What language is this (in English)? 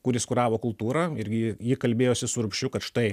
Lithuanian